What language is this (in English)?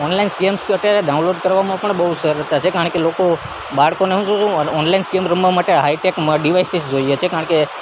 Gujarati